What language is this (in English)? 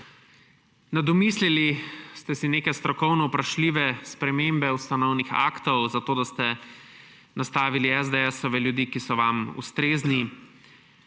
Slovenian